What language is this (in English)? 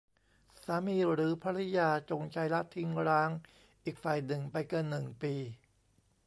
Thai